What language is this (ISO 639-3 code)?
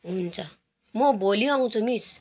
nep